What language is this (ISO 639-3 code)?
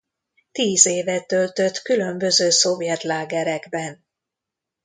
hun